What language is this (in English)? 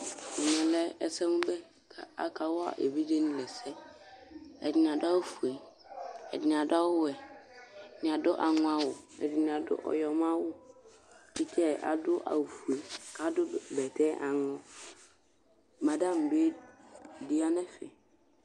Ikposo